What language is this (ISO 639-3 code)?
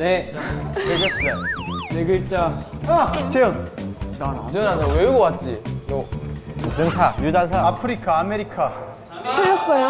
kor